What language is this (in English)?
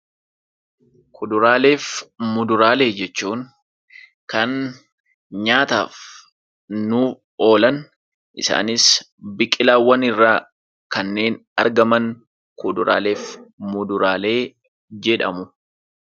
Oromo